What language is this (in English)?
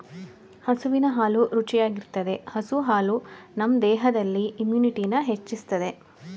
Kannada